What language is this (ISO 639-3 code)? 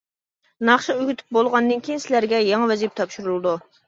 uig